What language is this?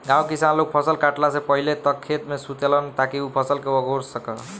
Bhojpuri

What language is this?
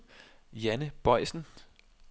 Danish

